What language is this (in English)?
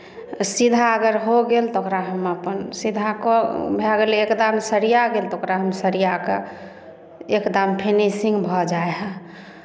Maithili